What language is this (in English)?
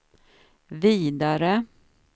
Swedish